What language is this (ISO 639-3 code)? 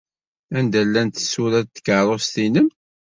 kab